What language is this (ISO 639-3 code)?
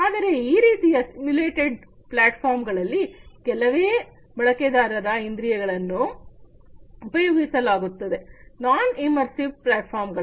kan